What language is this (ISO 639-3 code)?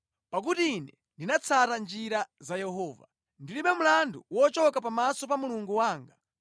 nya